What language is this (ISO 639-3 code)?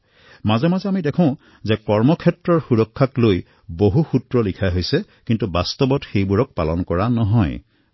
asm